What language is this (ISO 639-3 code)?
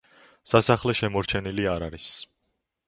kat